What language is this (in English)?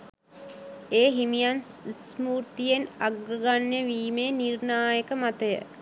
Sinhala